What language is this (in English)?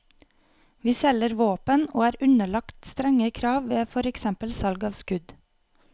Norwegian